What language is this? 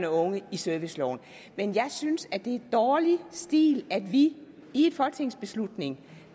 Danish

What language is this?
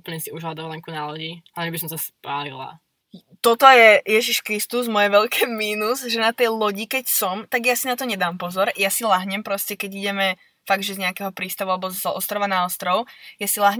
Slovak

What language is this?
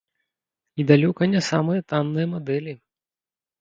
Belarusian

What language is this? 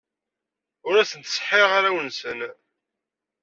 Kabyle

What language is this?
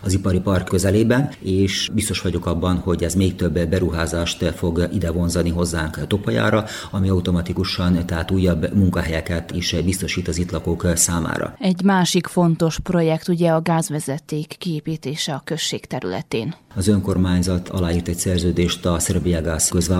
Hungarian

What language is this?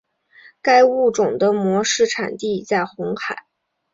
Chinese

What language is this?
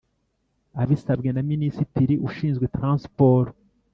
Kinyarwanda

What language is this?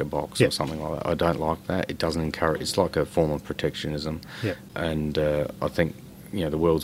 English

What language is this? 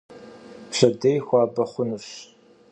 Kabardian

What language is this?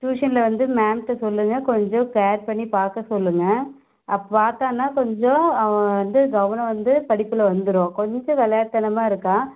Tamil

